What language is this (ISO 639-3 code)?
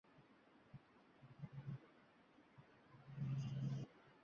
uzb